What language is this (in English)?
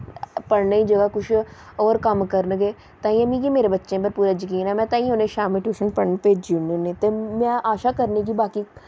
Dogri